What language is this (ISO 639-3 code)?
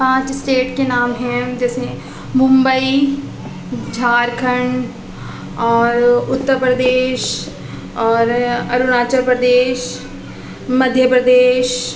urd